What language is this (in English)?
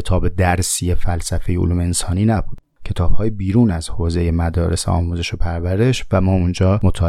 Persian